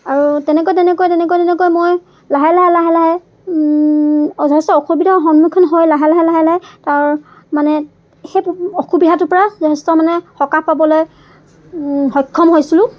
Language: Assamese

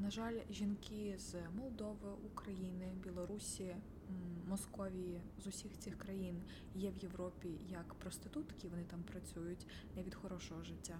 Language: Ukrainian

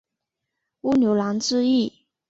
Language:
Chinese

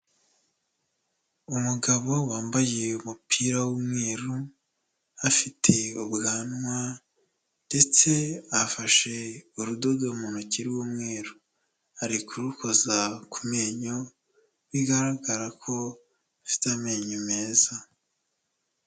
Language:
Kinyarwanda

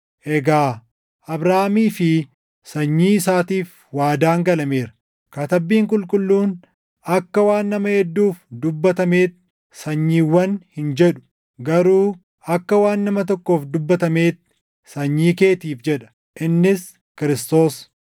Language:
Oromo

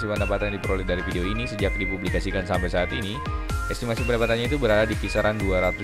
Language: Indonesian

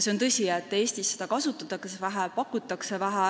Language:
Estonian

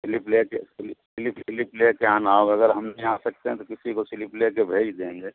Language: Urdu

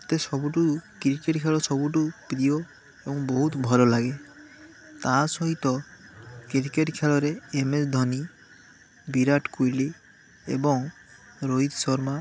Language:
Odia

